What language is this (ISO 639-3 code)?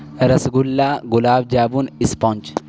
urd